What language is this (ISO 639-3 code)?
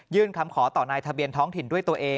tha